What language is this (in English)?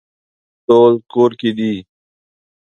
Pashto